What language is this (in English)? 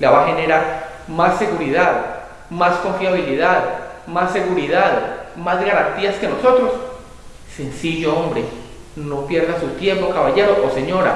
Spanish